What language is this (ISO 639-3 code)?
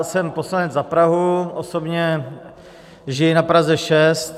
ces